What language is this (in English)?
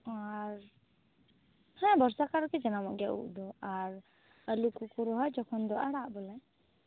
Santali